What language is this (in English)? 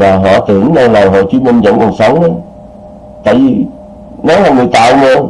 Vietnamese